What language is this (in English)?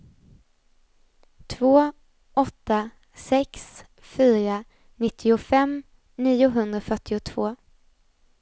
Swedish